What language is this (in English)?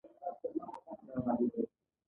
Pashto